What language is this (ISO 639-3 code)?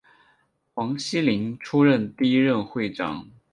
zho